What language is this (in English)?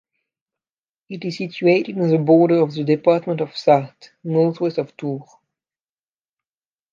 English